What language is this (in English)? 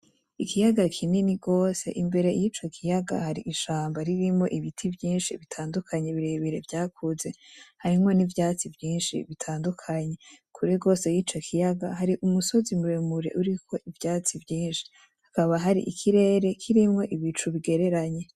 Rundi